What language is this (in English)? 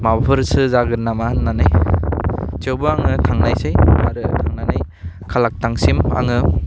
Bodo